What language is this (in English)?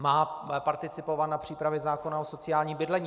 Czech